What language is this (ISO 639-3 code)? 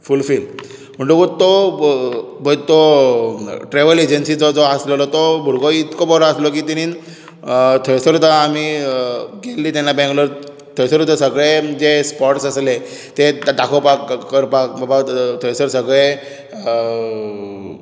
kok